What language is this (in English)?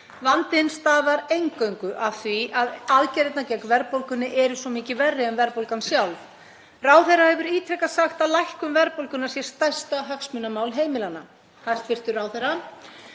Icelandic